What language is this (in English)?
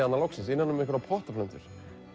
Icelandic